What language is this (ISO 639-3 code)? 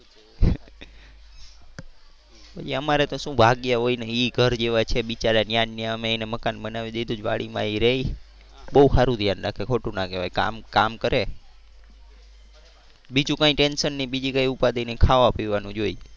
guj